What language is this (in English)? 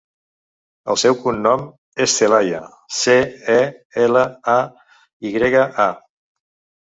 Catalan